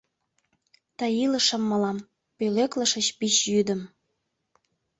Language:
Mari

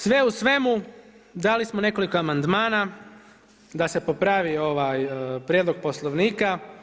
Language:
Croatian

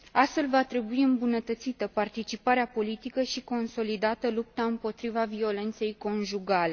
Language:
Romanian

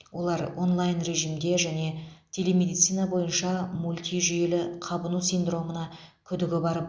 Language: Kazakh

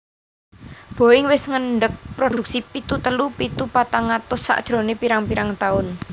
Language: Javanese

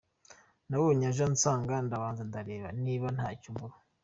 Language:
Kinyarwanda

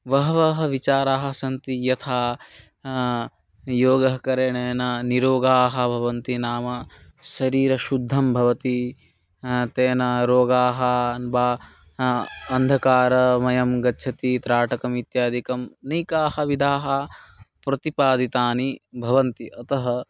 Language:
Sanskrit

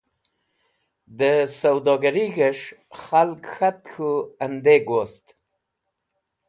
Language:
Wakhi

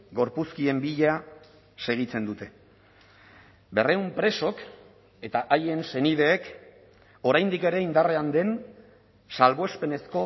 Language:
Basque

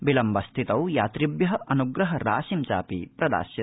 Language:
Sanskrit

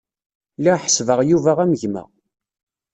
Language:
Kabyle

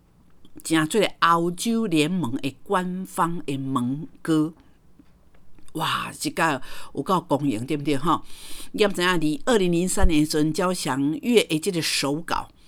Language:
Chinese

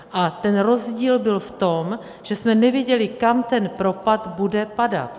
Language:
Czech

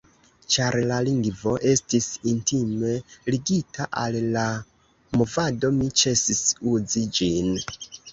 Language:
Esperanto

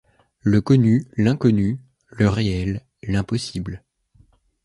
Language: French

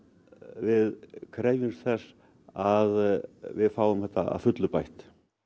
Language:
Icelandic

